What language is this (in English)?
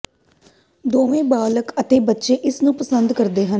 Punjabi